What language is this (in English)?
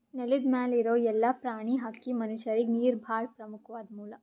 Kannada